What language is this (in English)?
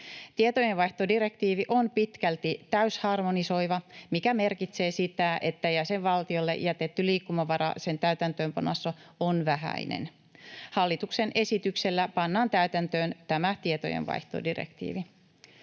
Finnish